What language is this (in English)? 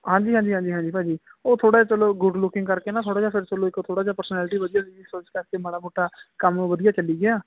Punjabi